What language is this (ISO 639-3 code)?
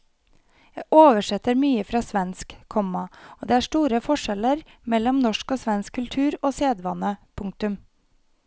nor